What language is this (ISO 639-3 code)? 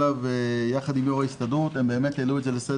heb